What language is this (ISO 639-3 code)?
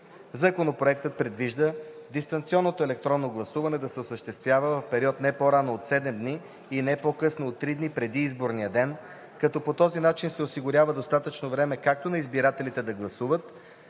bul